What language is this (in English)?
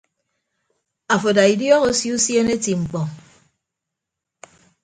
Ibibio